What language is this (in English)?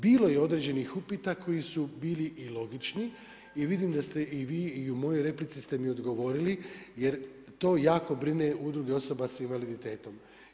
Croatian